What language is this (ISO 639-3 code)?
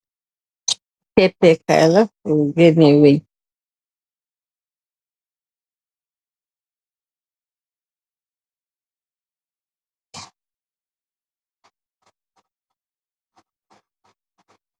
wol